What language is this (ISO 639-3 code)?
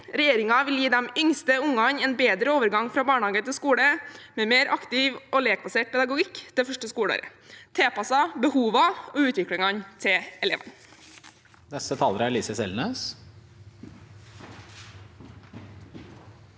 nor